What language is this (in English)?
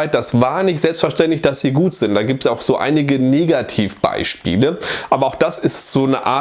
German